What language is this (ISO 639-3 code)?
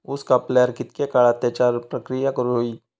mar